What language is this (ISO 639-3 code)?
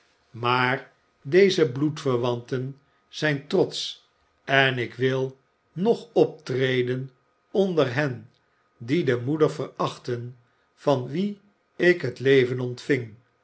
nld